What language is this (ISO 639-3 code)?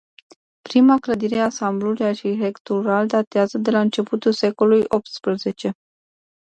ron